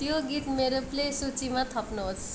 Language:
Nepali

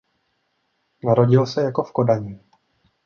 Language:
Czech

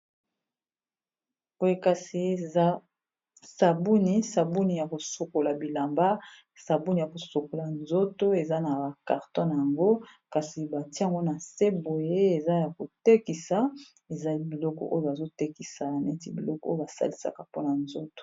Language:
Lingala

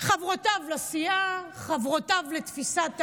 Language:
Hebrew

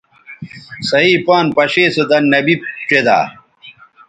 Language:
Bateri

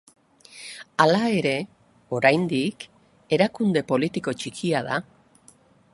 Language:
Basque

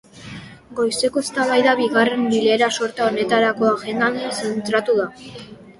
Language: Basque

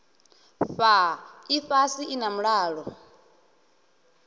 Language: Venda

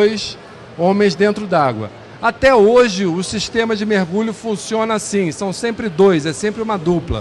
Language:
Portuguese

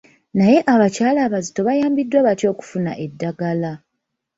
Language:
Ganda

